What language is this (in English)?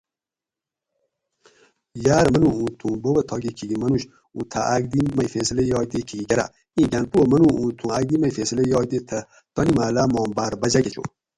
Gawri